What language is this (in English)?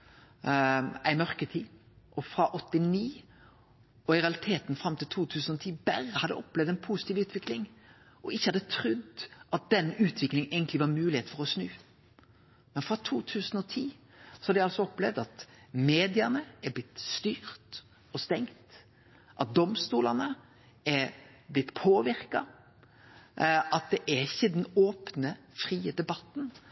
Norwegian Nynorsk